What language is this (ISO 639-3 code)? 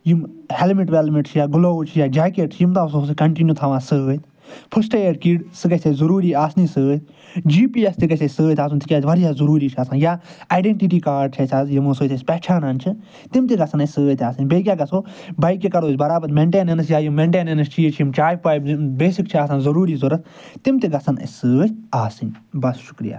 kas